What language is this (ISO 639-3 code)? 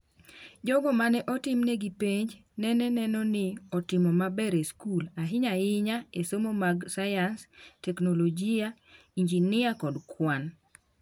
luo